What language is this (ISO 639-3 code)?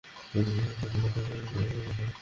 ben